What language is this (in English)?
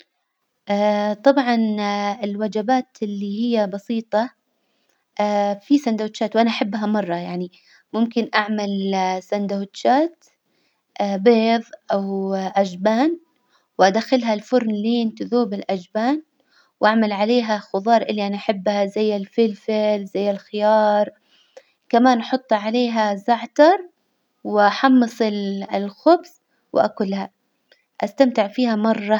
Hijazi Arabic